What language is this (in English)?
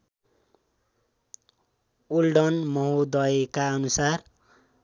Nepali